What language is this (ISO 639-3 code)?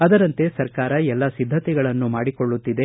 kan